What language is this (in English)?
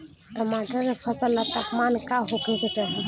Bhojpuri